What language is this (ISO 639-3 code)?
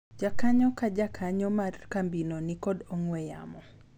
luo